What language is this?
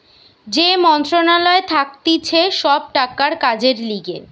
Bangla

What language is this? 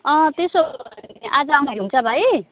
Nepali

